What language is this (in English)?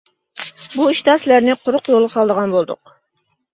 Uyghur